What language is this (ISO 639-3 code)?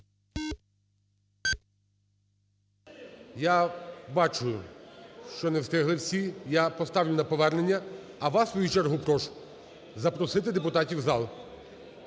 ukr